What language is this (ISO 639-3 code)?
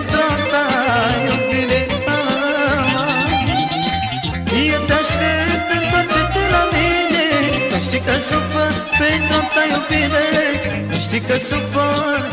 ron